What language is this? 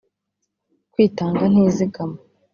Kinyarwanda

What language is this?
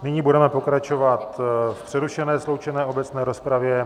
Czech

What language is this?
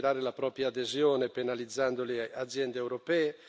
Italian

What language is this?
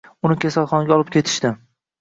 Uzbek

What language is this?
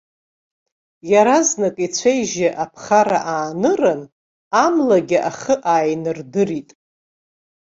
Abkhazian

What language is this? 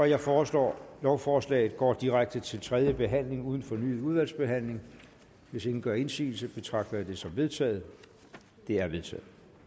Danish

